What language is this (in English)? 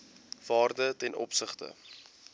Afrikaans